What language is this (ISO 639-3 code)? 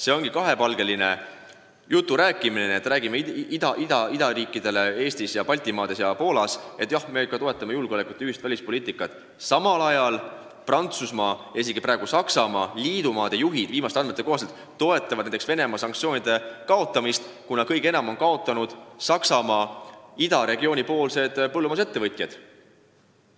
est